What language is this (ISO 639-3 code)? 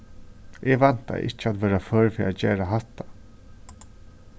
fao